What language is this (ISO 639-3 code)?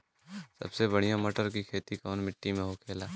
bho